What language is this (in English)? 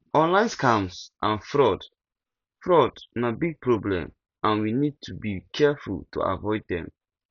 Nigerian Pidgin